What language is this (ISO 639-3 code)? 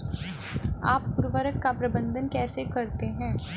hin